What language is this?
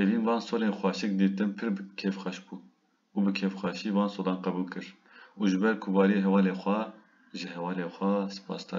Turkish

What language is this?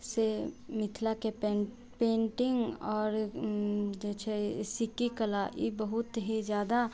Maithili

